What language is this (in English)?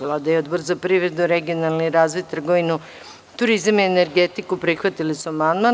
Serbian